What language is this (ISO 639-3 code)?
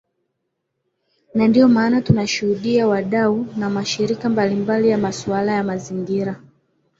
swa